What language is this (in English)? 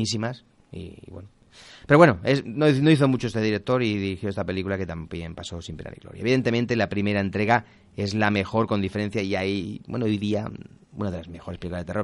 Spanish